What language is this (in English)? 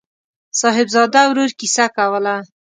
Pashto